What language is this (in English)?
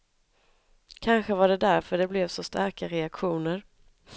Swedish